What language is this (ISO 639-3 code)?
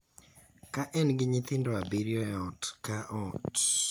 luo